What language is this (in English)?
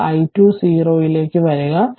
Malayalam